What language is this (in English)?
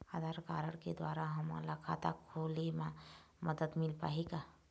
Chhattisgarhi